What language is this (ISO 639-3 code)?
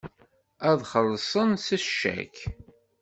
kab